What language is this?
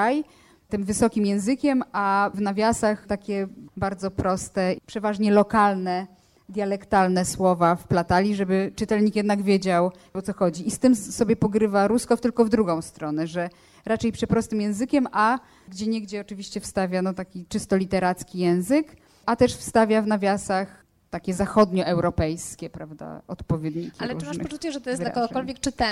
Polish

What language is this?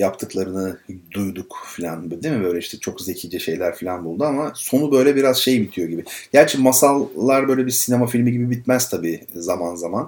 Turkish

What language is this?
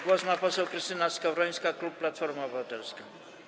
Polish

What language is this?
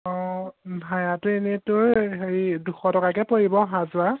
Assamese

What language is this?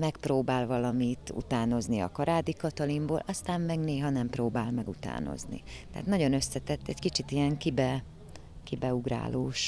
Hungarian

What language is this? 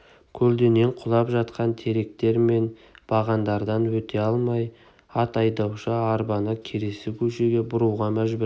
Kazakh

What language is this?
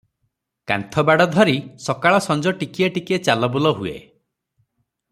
Odia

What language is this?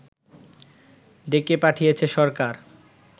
Bangla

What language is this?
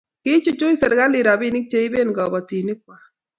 Kalenjin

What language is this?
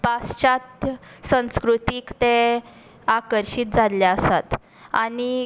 Konkani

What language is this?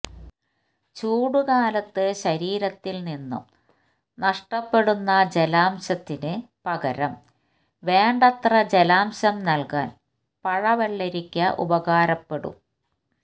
Malayalam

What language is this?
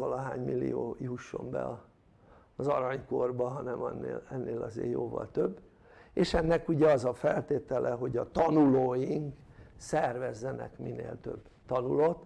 Hungarian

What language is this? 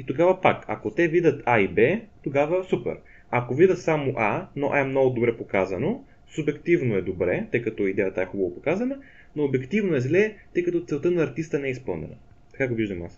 Bulgarian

